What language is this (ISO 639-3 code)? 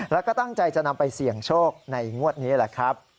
tha